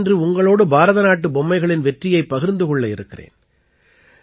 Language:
Tamil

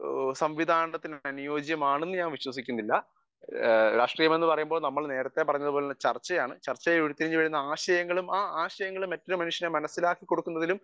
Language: Malayalam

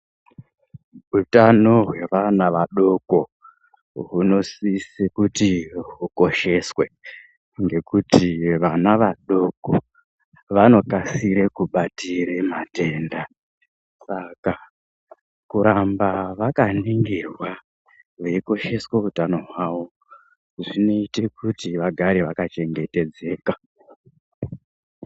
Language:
Ndau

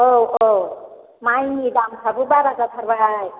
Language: Bodo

